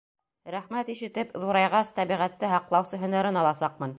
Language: Bashkir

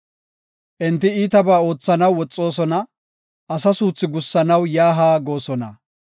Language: Gofa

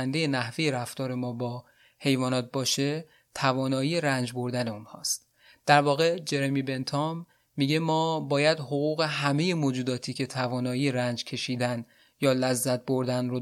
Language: Persian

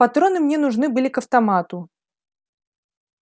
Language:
Russian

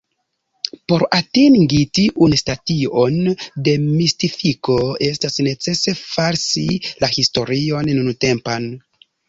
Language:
Esperanto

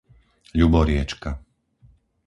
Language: Slovak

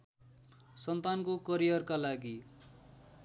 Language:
Nepali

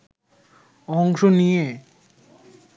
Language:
Bangla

